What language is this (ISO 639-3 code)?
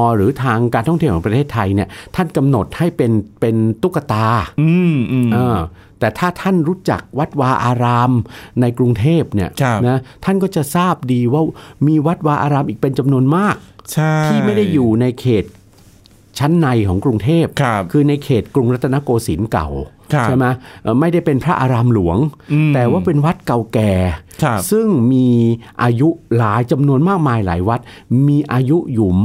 tha